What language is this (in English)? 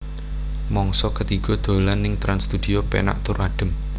Javanese